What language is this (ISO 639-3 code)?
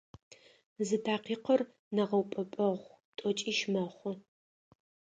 ady